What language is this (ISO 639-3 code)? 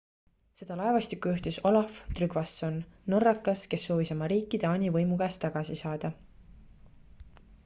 est